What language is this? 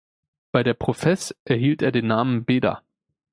German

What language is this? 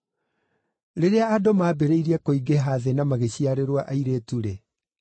Kikuyu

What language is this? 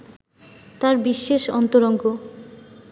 Bangla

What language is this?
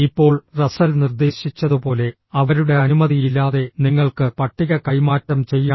Malayalam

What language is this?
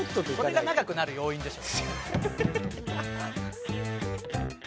Japanese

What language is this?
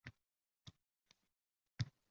Uzbek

